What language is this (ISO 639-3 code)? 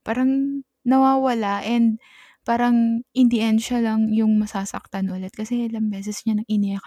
fil